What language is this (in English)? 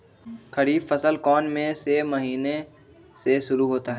Magahi